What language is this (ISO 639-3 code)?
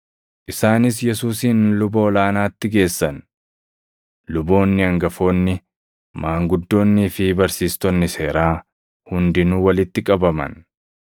orm